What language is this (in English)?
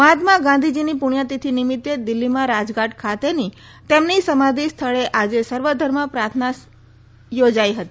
Gujarati